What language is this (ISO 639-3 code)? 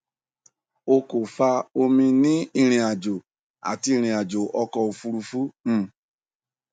yor